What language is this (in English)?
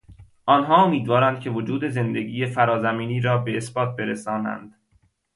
Persian